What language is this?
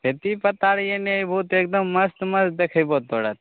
Maithili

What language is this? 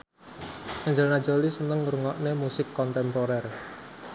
Javanese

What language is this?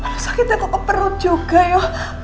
Indonesian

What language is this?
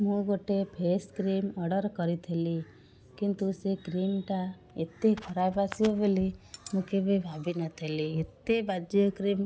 Odia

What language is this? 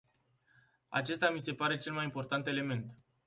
Romanian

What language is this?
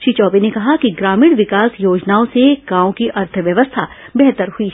Hindi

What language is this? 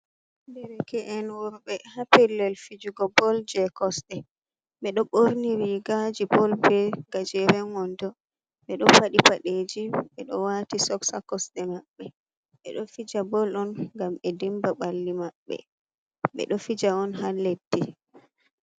Fula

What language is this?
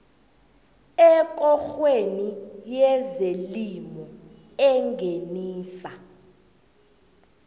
South Ndebele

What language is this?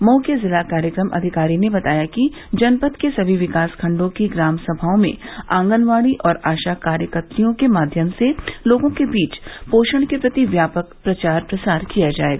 Hindi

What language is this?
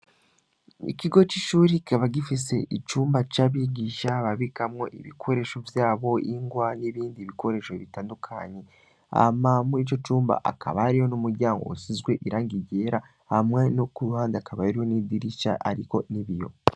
Rundi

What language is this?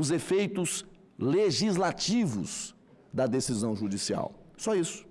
Portuguese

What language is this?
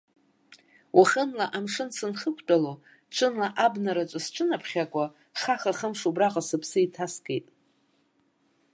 Abkhazian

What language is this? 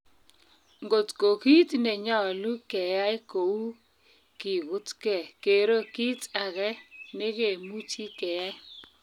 Kalenjin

